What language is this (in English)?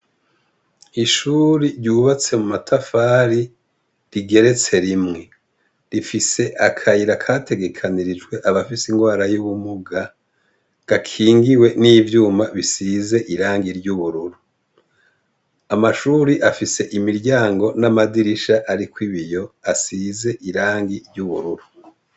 Rundi